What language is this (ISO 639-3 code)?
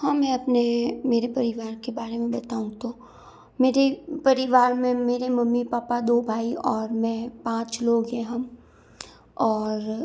hin